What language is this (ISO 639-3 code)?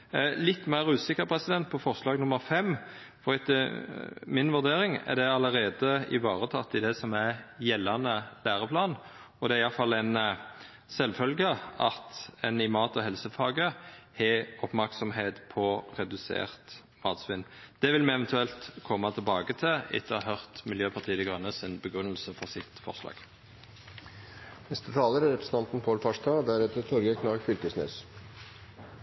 nno